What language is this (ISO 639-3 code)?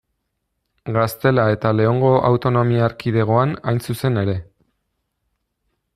eus